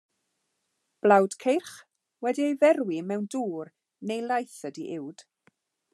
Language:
Welsh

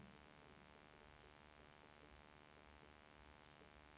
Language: Swedish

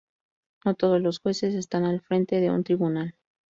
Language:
Spanish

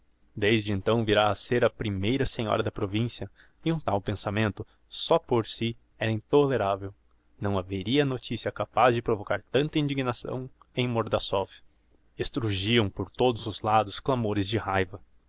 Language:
Portuguese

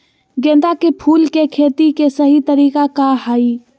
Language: Magahi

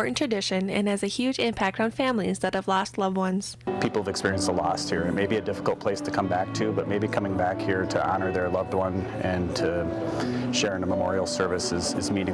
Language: English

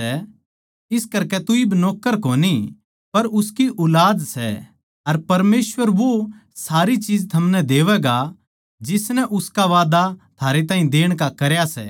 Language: Haryanvi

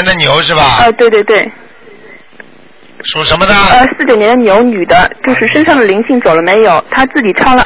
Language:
Chinese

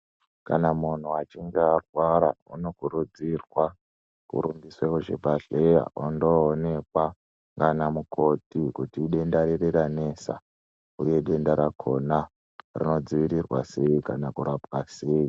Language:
Ndau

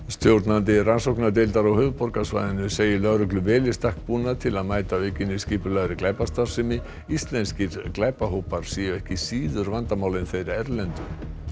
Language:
Icelandic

